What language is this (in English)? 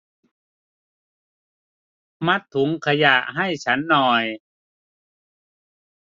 Thai